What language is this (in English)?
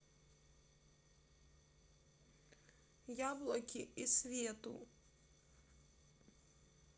Russian